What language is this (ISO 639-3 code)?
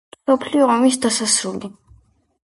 kat